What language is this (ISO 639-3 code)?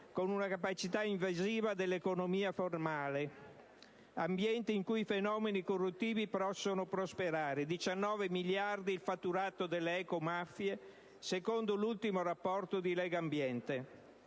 ita